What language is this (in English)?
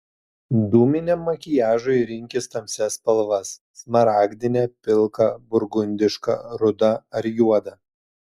Lithuanian